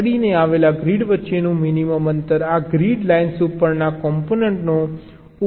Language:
Gujarati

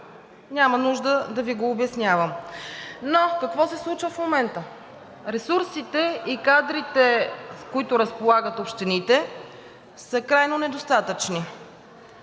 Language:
Bulgarian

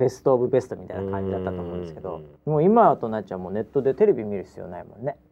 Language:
Japanese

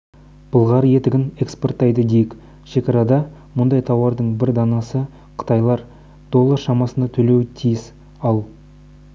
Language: Kazakh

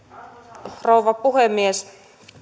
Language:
Finnish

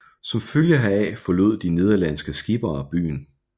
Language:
Danish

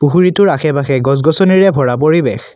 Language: Assamese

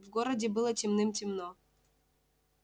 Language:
Russian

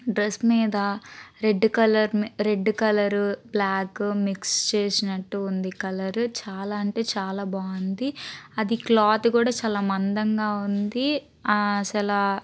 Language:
Telugu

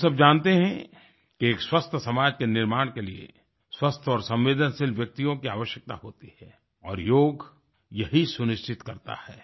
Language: Hindi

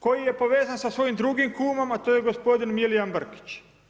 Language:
Croatian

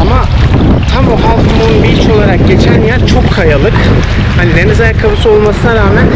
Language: Turkish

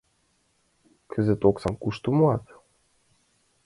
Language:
Mari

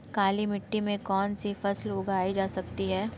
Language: Hindi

